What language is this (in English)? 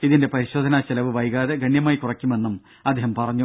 Malayalam